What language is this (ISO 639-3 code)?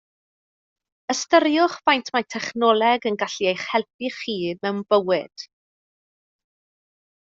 cym